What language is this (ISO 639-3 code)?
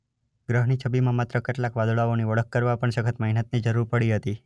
guj